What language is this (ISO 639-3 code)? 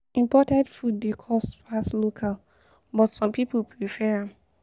pcm